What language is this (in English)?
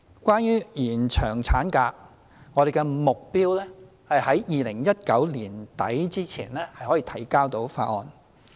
Cantonese